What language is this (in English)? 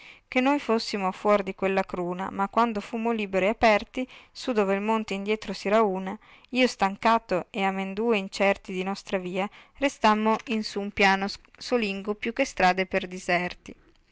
Italian